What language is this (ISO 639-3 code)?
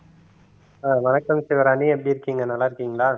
tam